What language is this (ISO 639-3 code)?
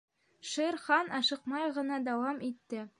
bak